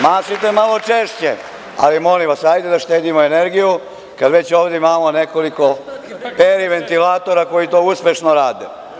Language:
Serbian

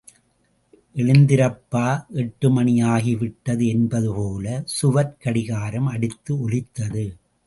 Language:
Tamil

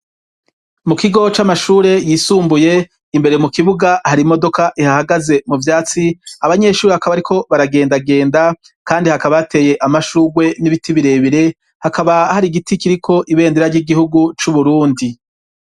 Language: Rundi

